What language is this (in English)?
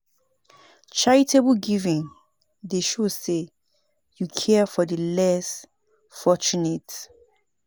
Nigerian Pidgin